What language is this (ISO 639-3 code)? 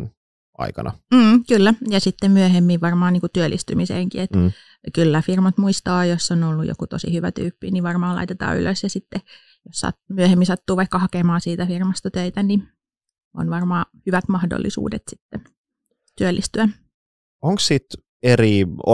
fin